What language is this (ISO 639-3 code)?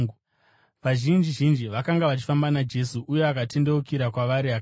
sna